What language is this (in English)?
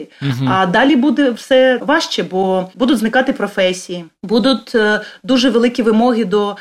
Ukrainian